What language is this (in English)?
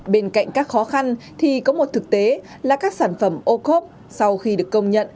Vietnamese